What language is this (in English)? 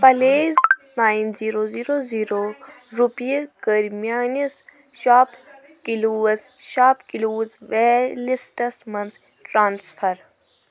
Kashmiri